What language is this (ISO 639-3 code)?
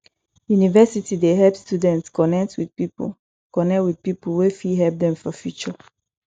pcm